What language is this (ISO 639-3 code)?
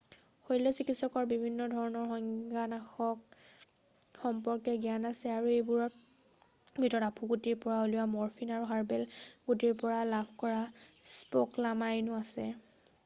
asm